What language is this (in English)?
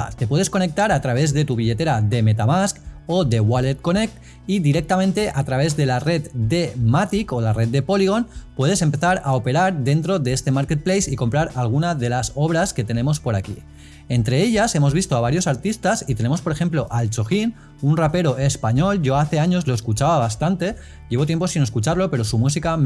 Spanish